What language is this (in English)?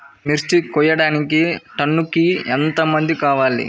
Telugu